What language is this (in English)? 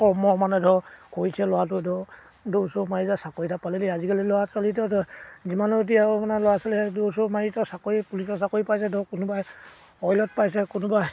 Assamese